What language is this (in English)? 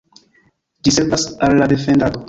Esperanto